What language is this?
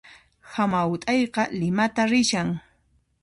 Puno Quechua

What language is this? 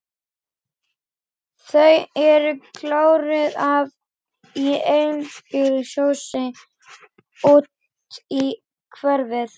Icelandic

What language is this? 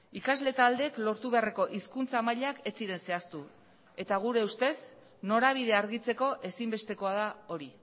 Basque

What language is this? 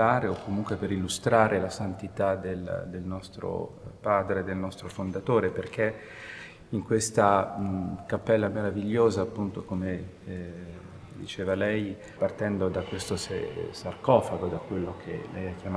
Italian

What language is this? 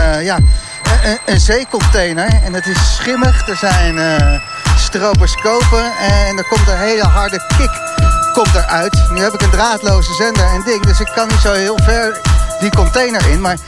Dutch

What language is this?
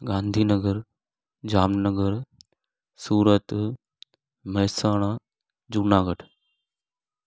Sindhi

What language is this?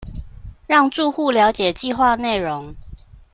Chinese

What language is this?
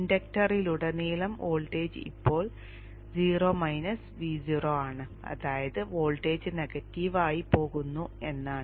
Malayalam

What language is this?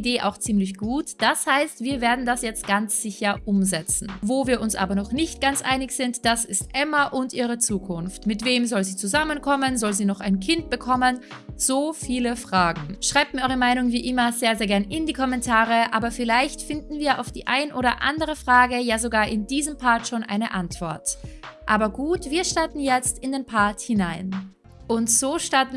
German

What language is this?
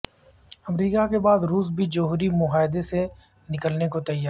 Urdu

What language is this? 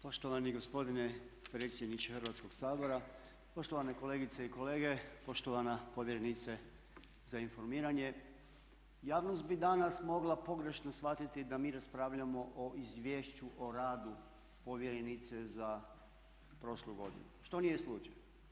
Croatian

